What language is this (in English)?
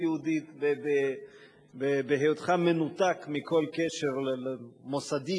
Hebrew